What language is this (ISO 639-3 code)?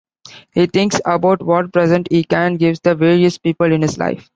eng